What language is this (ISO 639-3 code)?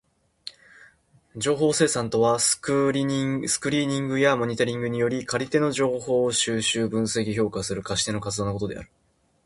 jpn